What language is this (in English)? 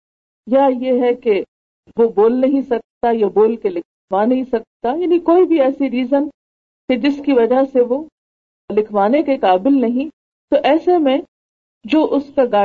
Urdu